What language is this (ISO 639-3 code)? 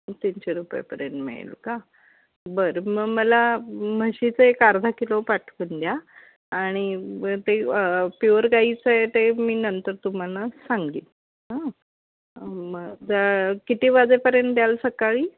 mar